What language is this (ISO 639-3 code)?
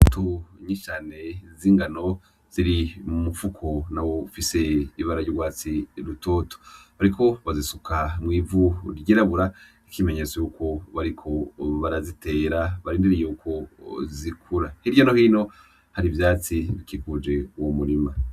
run